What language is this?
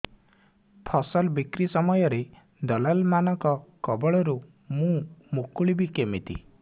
Odia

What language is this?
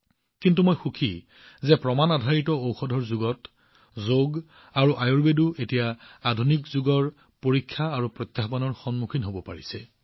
Assamese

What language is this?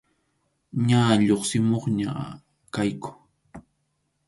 Arequipa-La Unión Quechua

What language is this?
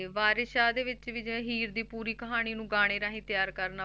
Punjabi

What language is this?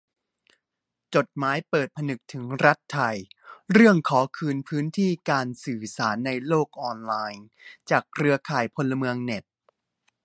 Thai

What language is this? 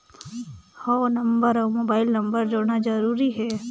Chhattisgarhi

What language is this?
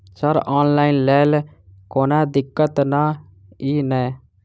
Maithili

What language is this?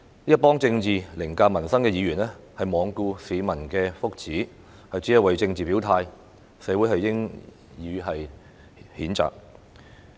Cantonese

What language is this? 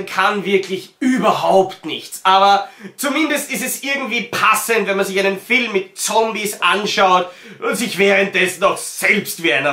German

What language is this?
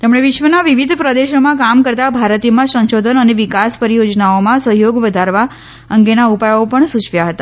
Gujarati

